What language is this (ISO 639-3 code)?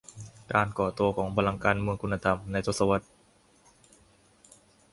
tha